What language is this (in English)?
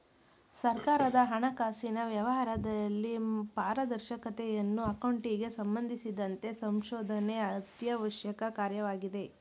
Kannada